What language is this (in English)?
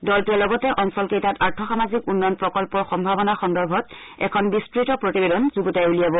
Assamese